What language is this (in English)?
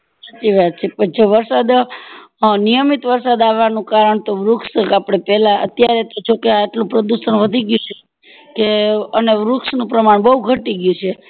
Gujarati